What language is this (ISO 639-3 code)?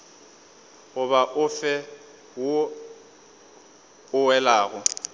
nso